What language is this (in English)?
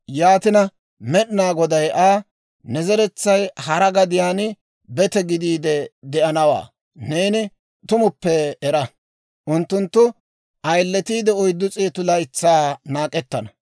Dawro